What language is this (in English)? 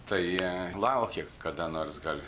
Lithuanian